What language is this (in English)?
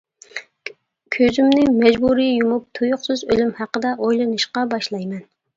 Uyghur